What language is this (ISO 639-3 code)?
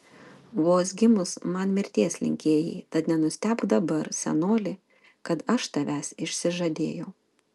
lit